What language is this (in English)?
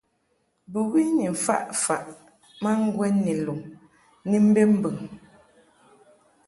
Mungaka